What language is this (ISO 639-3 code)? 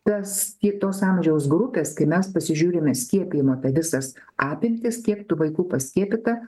lit